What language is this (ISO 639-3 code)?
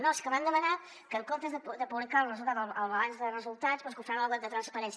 cat